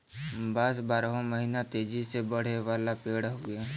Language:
Bhojpuri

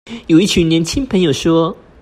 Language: Chinese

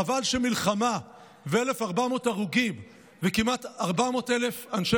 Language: Hebrew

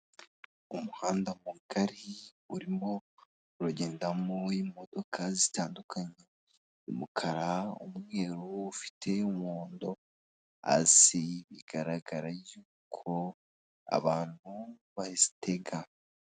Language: Kinyarwanda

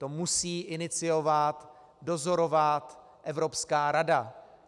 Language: Czech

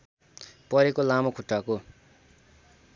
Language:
Nepali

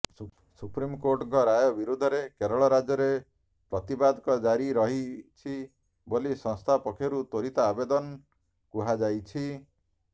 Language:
Odia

